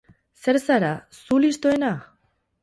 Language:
Basque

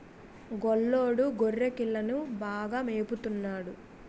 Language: Telugu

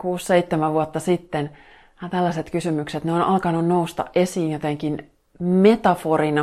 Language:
Finnish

